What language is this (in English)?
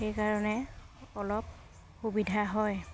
Assamese